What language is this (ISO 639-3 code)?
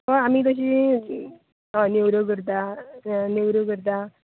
kok